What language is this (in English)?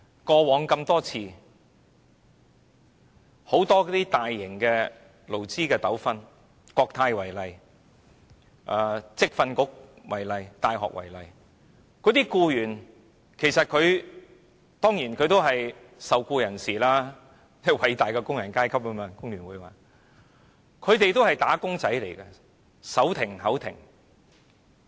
Cantonese